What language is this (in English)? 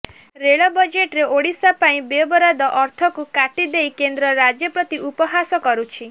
Odia